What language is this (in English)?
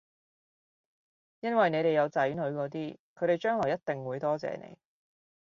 Cantonese